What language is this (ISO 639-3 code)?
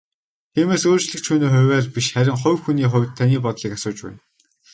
mon